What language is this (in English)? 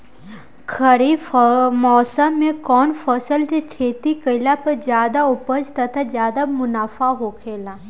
Bhojpuri